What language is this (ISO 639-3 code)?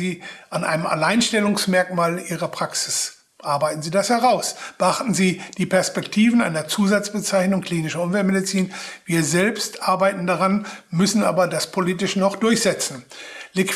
deu